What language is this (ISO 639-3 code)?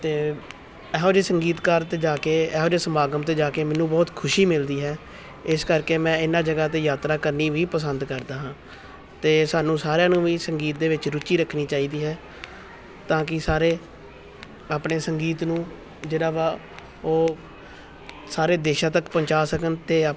pan